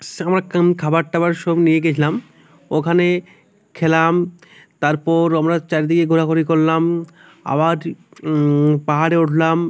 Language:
Bangla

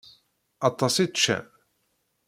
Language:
Kabyle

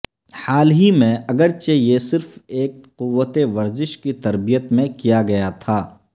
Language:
Urdu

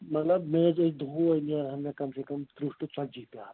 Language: Kashmiri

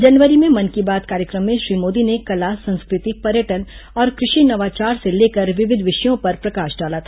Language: Hindi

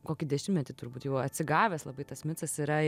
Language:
Lithuanian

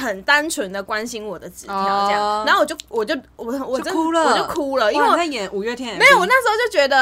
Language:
Chinese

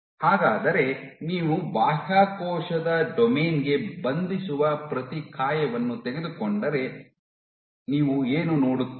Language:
Kannada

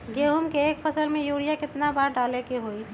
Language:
Magahi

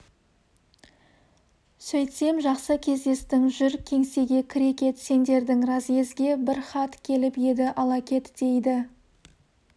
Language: Kazakh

